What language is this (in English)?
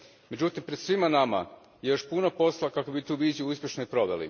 Croatian